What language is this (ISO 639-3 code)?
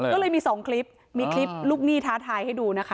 tha